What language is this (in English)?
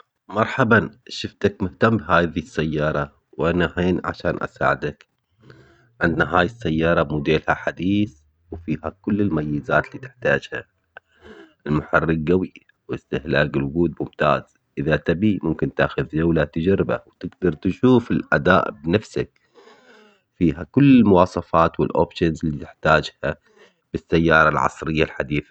Omani Arabic